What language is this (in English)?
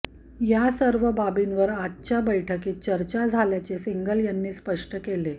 Marathi